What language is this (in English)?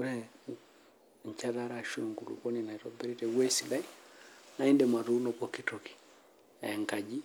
Masai